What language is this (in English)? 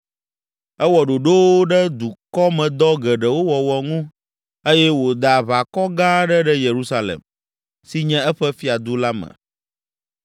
Ewe